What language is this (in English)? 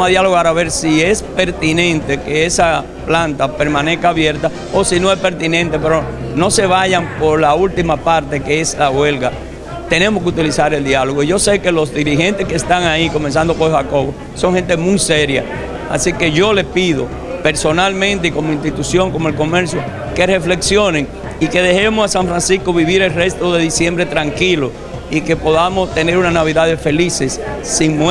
Spanish